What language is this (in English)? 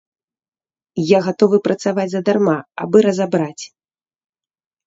Belarusian